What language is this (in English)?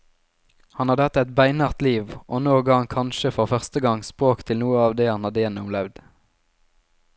Norwegian